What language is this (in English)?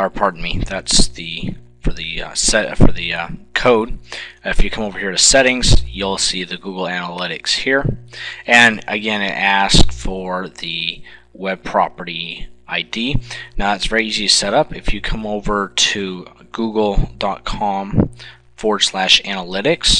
English